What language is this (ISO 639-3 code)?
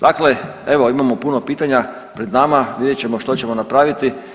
hrv